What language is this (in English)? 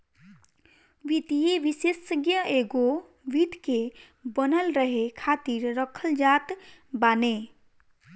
Bhojpuri